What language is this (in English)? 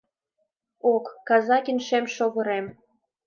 Mari